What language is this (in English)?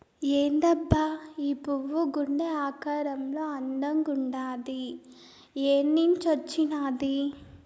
Telugu